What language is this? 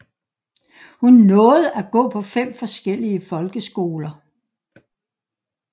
Danish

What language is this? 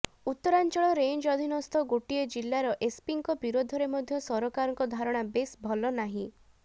Odia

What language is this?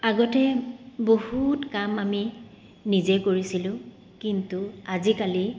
Assamese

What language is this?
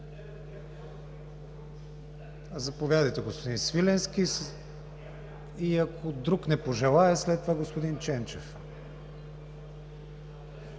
Bulgarian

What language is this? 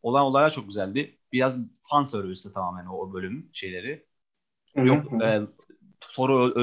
Turkish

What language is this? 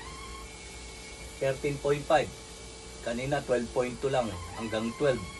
Filipino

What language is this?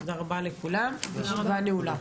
Hebrew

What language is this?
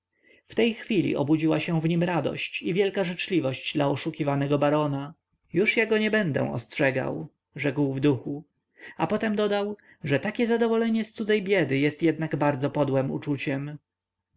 Polish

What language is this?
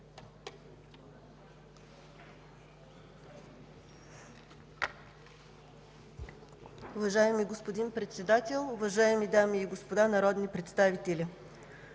Bulgarian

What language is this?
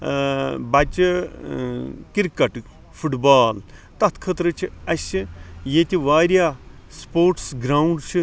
Kashmiri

